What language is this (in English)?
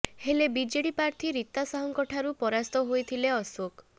Odia